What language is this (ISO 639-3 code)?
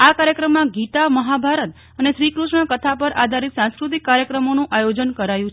guj